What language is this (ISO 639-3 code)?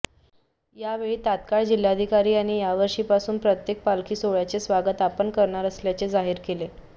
mar